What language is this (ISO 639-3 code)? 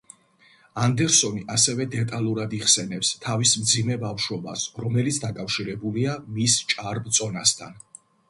kat